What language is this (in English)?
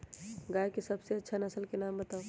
Magahi